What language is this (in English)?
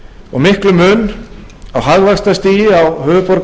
Icelandic